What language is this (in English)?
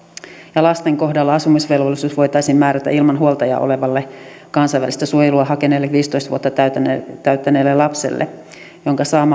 Finnish